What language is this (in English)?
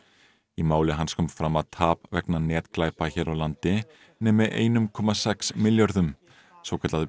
Icelandic